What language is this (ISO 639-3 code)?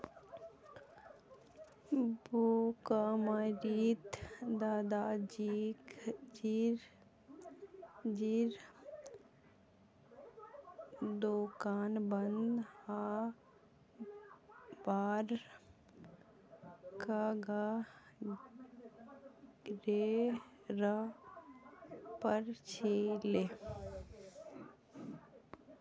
mag